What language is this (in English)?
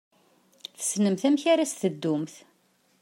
Kabyle